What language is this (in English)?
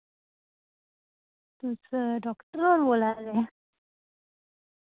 Dogri